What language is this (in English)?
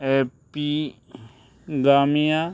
Konkani